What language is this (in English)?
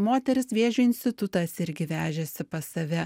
Lithuanian